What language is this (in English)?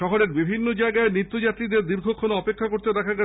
Bangla